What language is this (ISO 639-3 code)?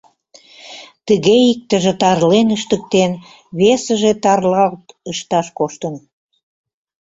chm